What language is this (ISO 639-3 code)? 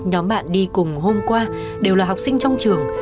vie